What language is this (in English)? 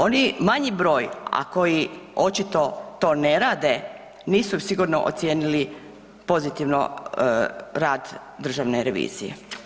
Croatian